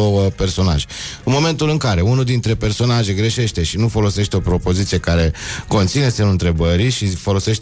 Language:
Romanian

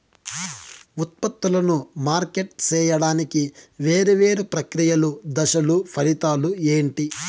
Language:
Telugu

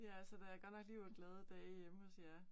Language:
Danish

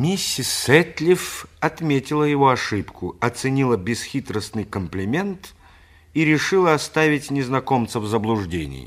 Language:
Russian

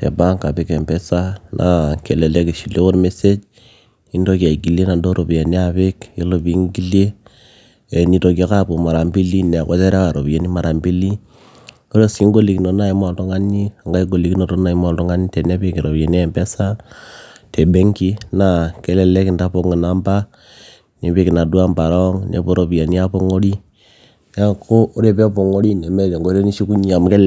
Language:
Masai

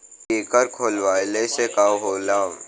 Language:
Bhojpuri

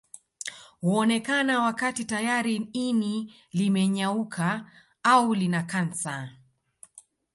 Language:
Swahili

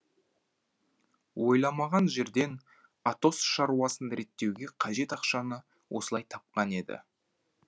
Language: Kazakh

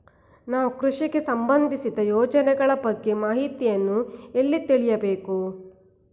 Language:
Kannada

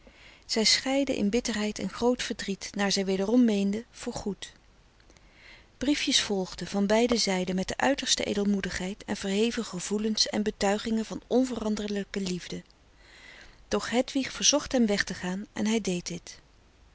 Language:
Dutch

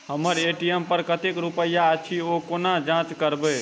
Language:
Maithili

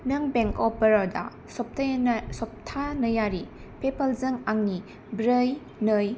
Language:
Bodo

